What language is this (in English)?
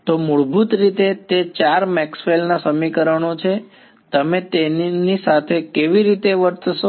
Gujarati